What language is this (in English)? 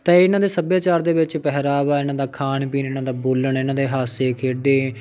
Punjabi